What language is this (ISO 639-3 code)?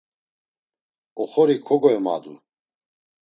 lzz